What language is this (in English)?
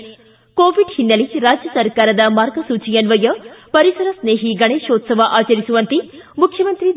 Kannada